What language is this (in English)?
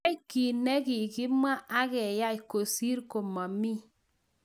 Kalenjin